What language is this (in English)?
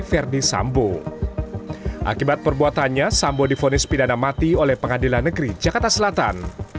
Indonesian